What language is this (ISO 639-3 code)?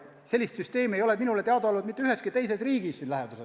est